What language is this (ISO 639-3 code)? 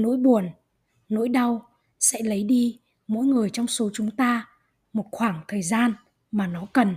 vie